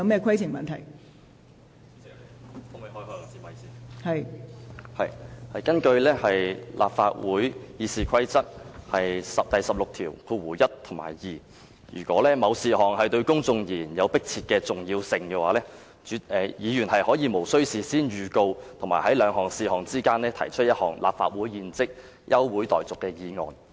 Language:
Cantonese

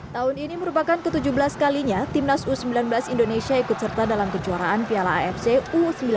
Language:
Indonesian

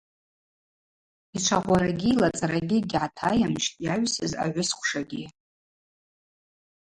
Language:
Abaza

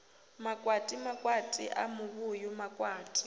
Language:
Venda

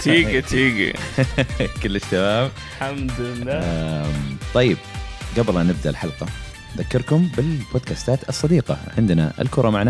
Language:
Arabic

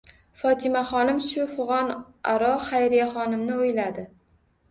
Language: Uzbek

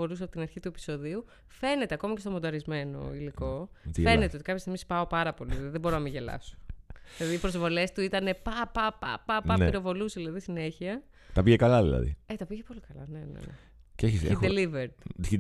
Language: Greek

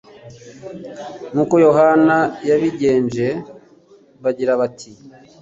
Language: Kinyarwanda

